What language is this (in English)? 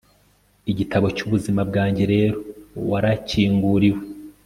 Kinyarwanda